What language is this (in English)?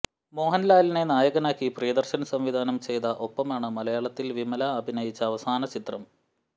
Malayalam